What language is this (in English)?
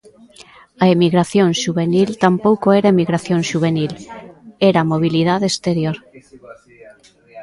Galician